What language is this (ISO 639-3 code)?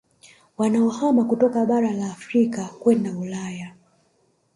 swa